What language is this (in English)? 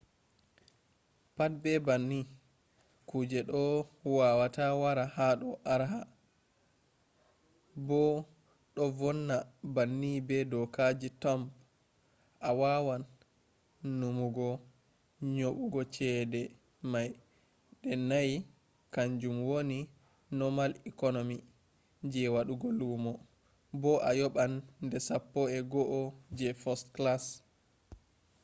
Fula